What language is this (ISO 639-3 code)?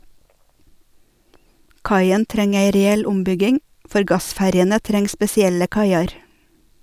nor